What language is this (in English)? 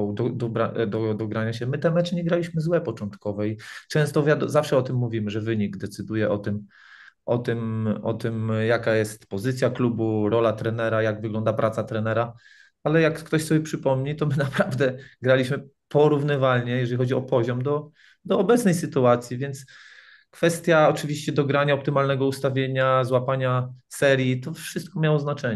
Polish